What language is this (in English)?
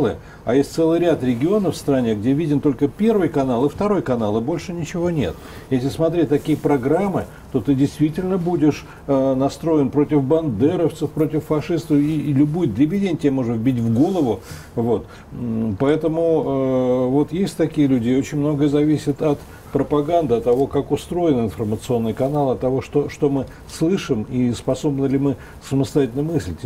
Russian